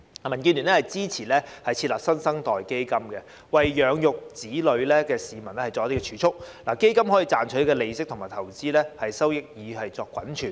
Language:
Cantonese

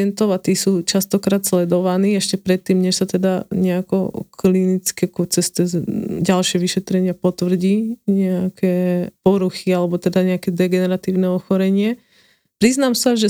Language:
Slovak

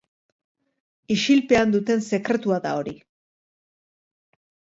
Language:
Basque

